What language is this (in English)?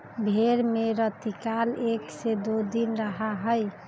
Magahi